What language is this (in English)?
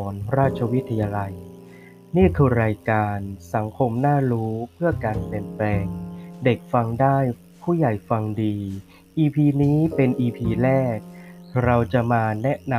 Thai